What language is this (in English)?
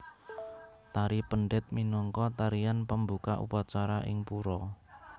Javanese